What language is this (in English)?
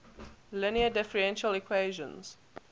English